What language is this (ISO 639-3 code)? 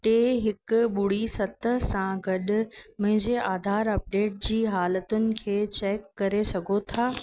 snd